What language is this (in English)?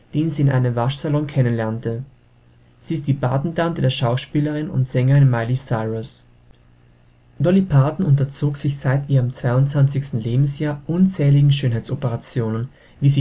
German